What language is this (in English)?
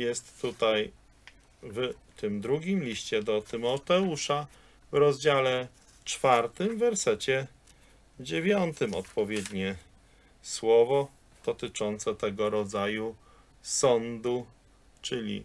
Polish